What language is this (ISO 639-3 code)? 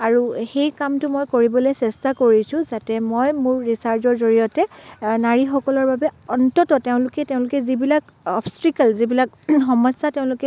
asm